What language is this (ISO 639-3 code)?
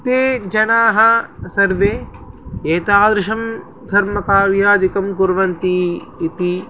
san